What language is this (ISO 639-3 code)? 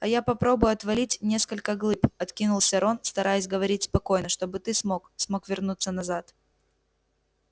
rus